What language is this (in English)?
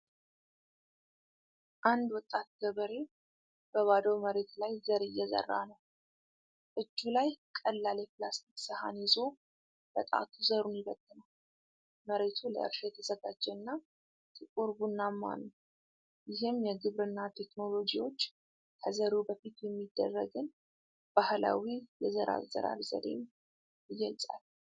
Amharic